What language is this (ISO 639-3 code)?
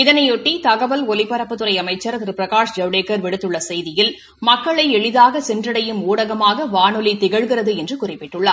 tam